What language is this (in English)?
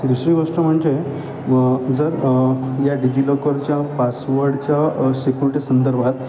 Marathi